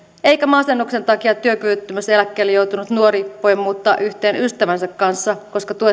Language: Finnish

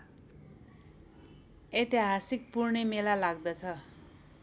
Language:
Nepali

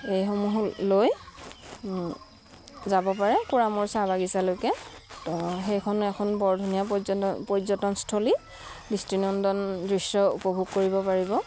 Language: Assamese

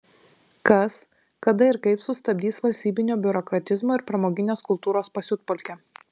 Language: Lithuanian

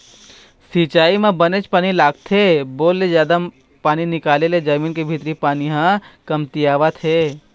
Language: Chhattisgarhi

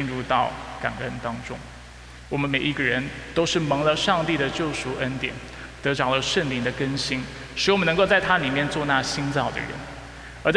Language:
Chinese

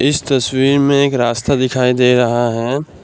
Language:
Hindi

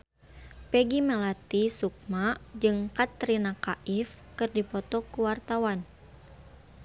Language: Sundanese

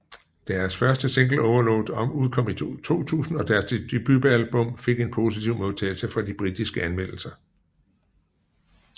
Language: Danish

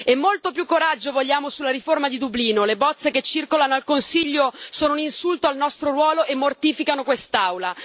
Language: Italian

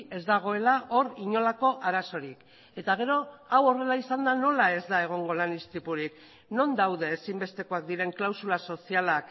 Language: Basque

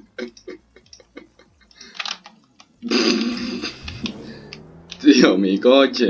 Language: Spanish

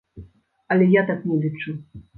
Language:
Belarusian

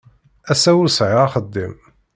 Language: Kabyle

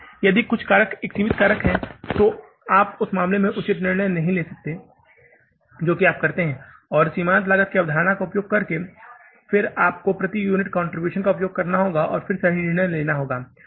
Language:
Hindi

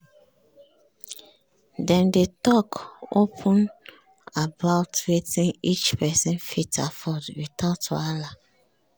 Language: Nigerian Pidgin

